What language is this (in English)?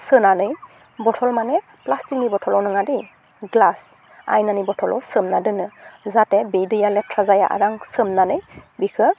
Bodo